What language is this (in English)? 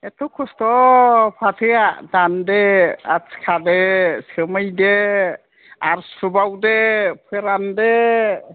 Bodo